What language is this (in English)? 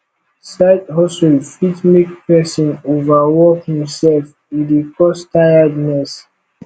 Nigerian Pidgin